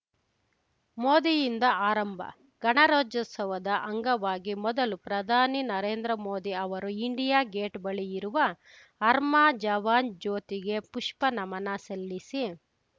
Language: Kannada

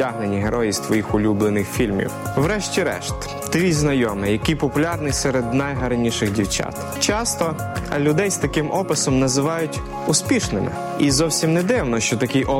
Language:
Ukrainian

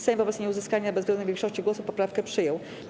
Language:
Polish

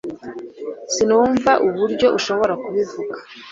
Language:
Kinyarwanda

